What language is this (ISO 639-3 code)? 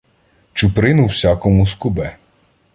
ukr